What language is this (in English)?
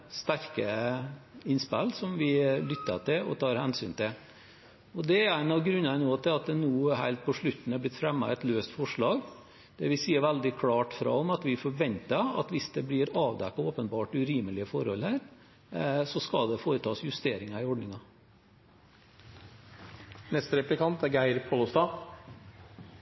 Norwegian